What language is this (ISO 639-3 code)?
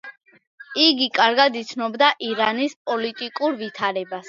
kat